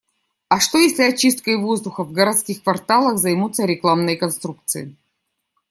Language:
Russian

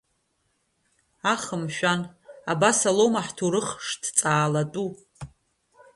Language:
Abkhazian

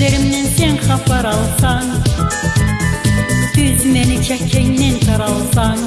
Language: Turkish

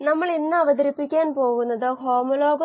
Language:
Malayalam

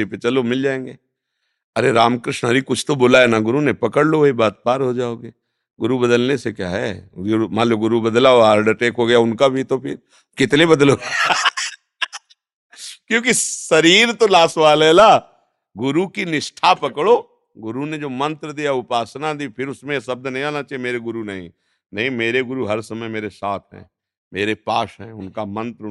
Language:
Hindi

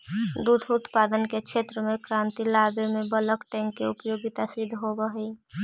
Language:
Magahi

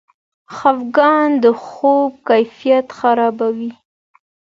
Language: Pashto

